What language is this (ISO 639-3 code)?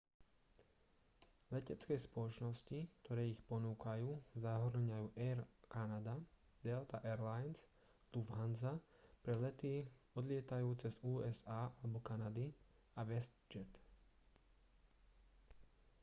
slk